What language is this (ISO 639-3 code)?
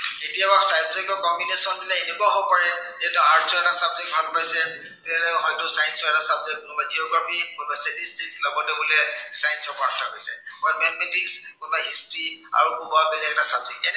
asm